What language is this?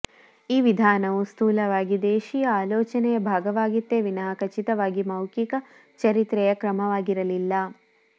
Kannada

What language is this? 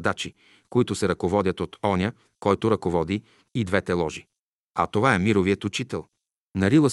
Bulgarian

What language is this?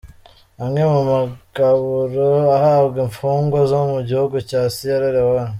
Kinyarwanda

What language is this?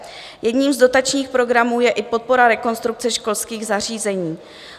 Czech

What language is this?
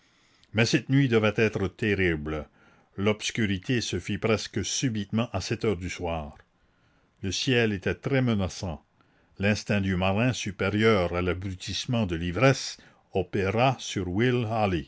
French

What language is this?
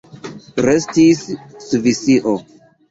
Esperanto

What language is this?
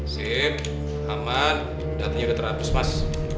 Indonesian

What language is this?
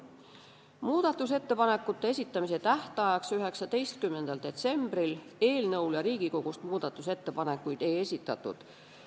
Estonian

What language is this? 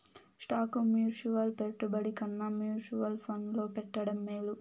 Telugu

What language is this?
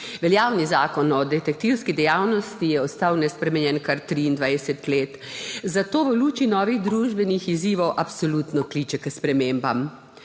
Slovenian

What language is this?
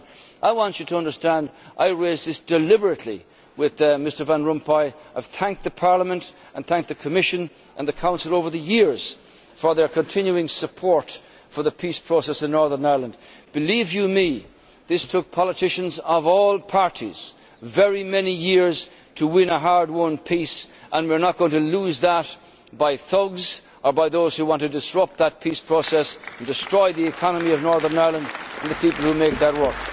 English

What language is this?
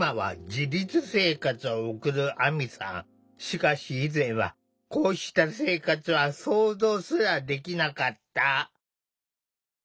Japanese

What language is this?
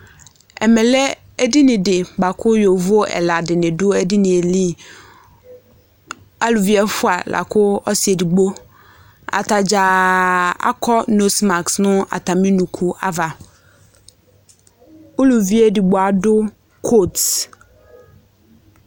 Ikposo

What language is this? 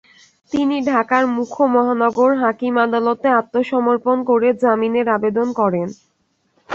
Bangla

